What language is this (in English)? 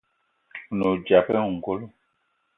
Eton (Cameroon)